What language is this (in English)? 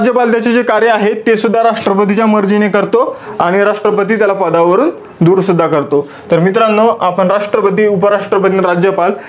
Marathi